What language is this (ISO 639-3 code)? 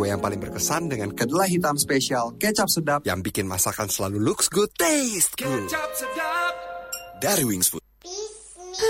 ind